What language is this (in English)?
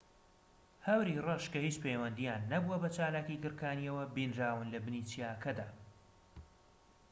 Central Kurdish